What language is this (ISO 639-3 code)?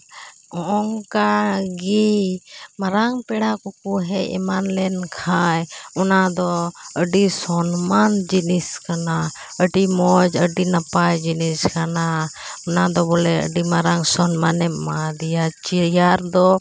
sat